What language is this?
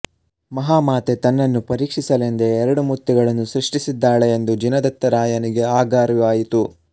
Kannada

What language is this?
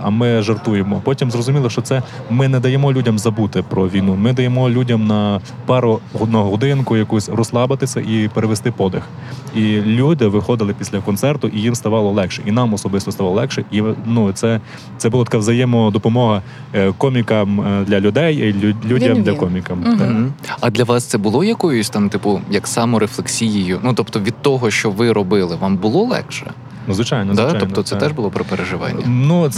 Ukrainian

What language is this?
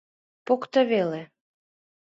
Mari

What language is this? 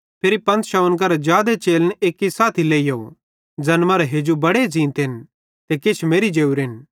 Bhadrawahi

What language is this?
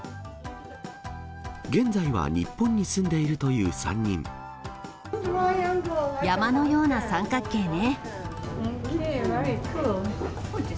Japanese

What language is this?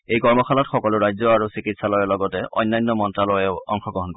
Assamese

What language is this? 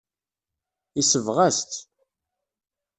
Kabyle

